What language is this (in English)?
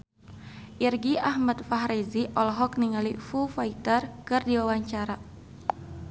Sundanese